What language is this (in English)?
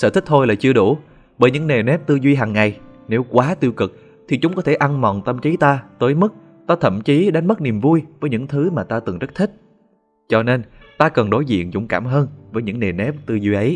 Vietnamese